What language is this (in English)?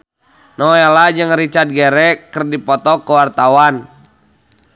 Sundanese